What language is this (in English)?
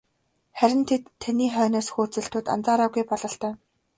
Mongolian